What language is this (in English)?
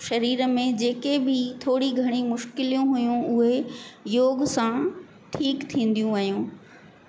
Sindhi